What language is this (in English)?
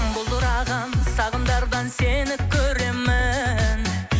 Kazakh